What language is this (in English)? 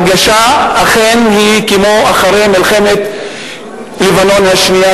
Hebrew